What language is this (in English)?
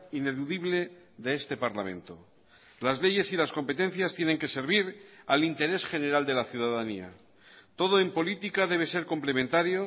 Spanish